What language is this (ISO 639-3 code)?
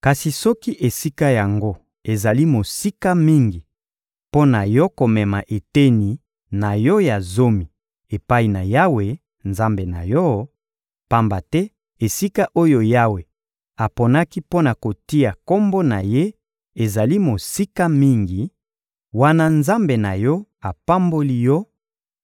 lin